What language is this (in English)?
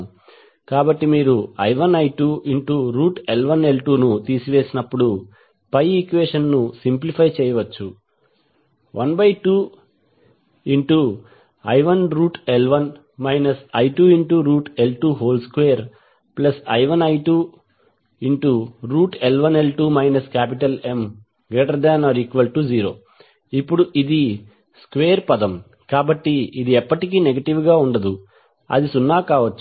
Telugu